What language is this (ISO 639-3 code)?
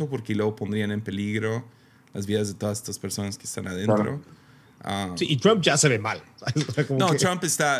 spa